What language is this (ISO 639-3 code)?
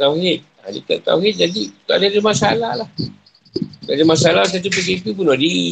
msa